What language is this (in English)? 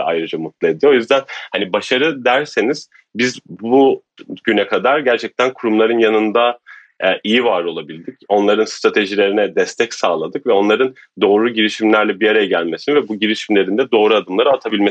Turkish